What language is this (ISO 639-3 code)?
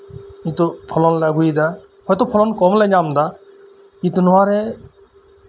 sat